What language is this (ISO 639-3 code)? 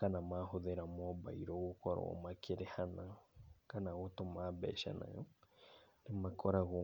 kik